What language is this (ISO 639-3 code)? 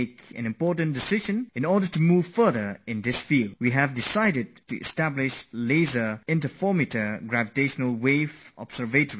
eng